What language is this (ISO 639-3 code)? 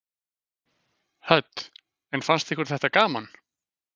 isl